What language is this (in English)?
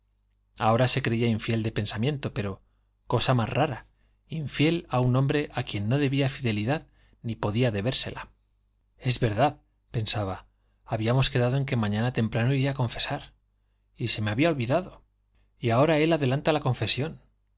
Spanish